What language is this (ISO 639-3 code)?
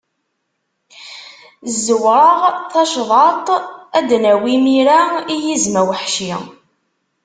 kab